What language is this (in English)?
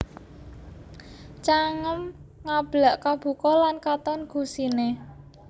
Javanese